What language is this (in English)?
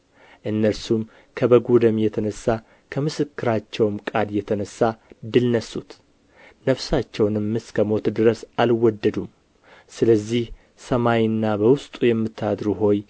Amharic